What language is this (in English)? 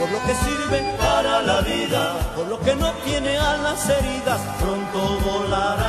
Arabic